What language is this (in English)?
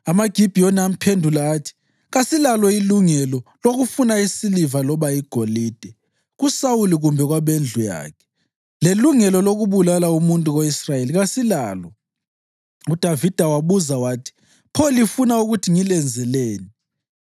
North Ndebele